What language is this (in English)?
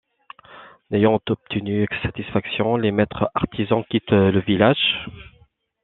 French